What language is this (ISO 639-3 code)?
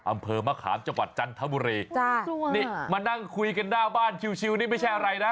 tha